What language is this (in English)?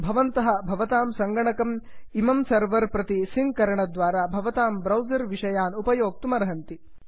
Sanskrit